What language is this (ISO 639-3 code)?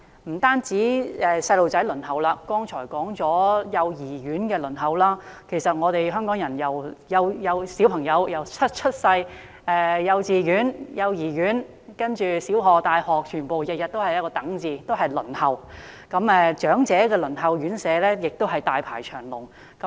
yue